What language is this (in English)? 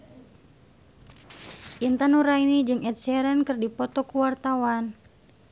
Sundanese